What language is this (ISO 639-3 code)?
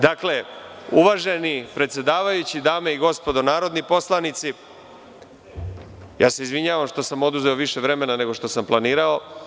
srp